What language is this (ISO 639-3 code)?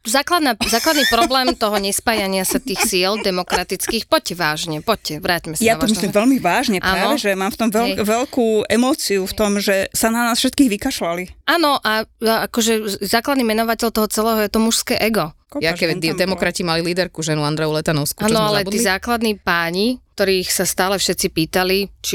slk